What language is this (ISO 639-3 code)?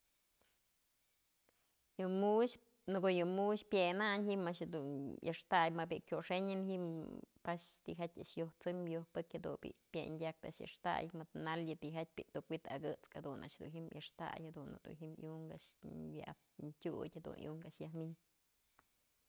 mzl